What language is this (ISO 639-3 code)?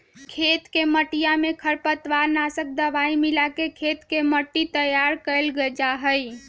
mag